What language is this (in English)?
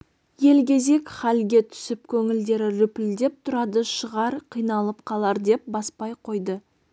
Kazakh